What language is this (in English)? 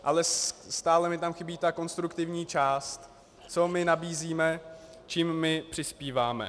Czech